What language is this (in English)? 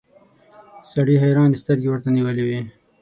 Pashto